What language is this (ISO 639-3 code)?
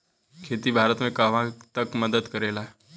bho